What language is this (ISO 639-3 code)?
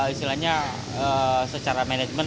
ind